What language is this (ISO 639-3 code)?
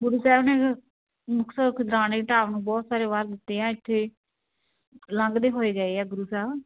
pan